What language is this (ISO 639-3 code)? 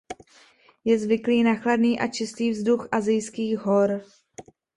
ces